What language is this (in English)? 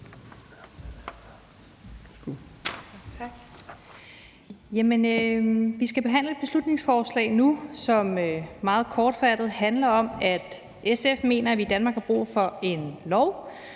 Danish